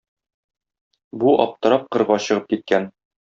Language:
Tatar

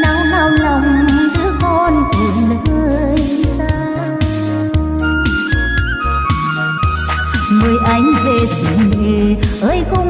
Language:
Vietnamese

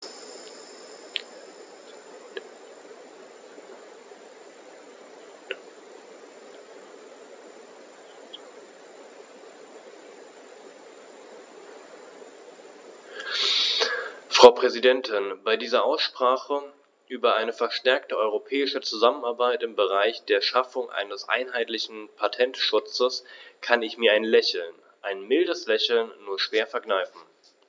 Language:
German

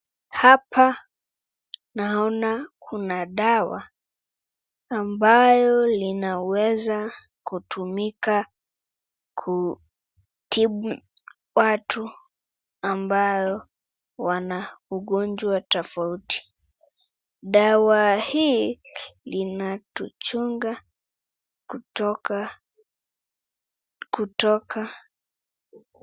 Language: Swahili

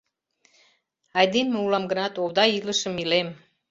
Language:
Mari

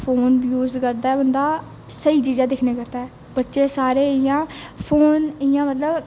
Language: Dogri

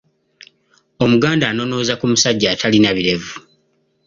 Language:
Ganda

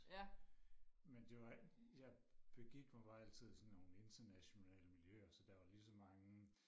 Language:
Danish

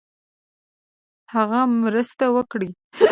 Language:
Pashto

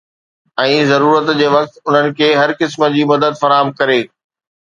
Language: Sindhi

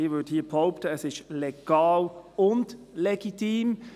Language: Swiss German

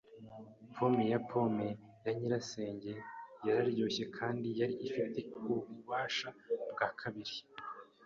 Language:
Kinyarwanda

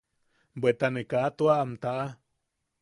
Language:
Yaqui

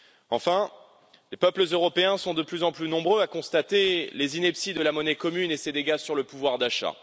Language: French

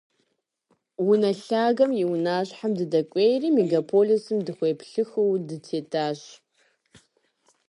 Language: Kabardian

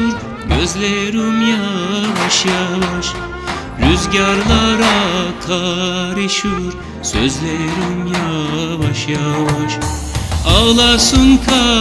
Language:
Turkish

